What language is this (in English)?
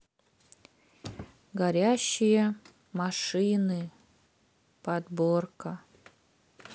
Russian